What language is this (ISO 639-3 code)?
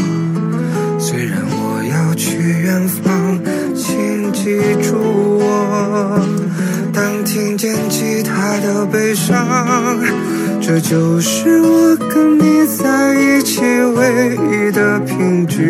zho